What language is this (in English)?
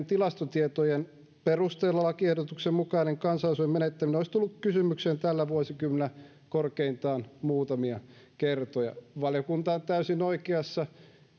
Finnish